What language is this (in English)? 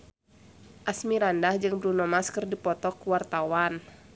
Sundanese